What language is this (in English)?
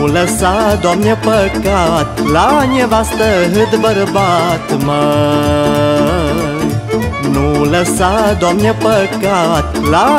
Romanian